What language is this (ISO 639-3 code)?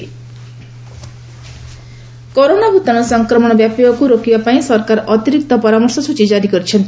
ori